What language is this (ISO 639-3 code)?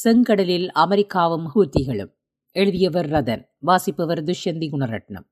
tam